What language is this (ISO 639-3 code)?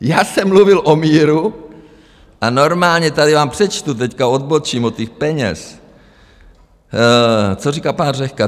ces